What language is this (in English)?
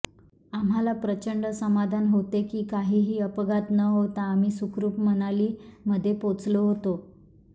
Marathi